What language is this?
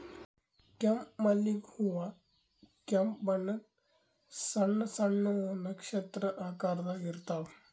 Kannada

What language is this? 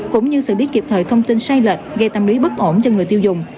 Vietnamese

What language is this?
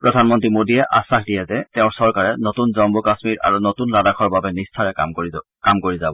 Assamese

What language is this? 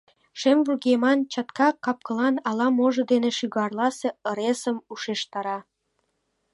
Mari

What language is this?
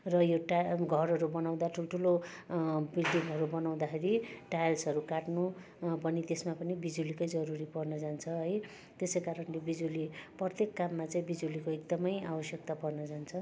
Nepali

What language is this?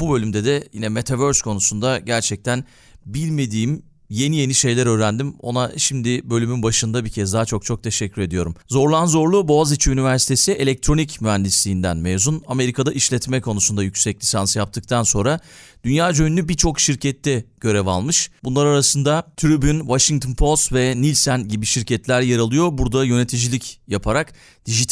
Turkish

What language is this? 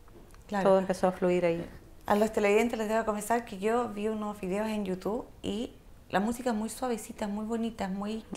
Spanish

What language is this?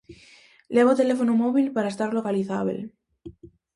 Galician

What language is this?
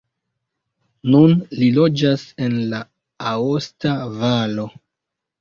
Esperanto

